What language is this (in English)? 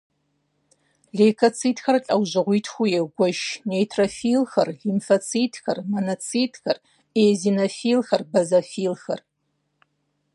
Kabardian